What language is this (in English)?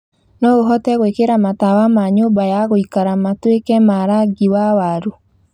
Kikuyu